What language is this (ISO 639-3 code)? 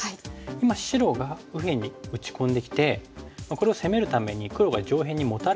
jpn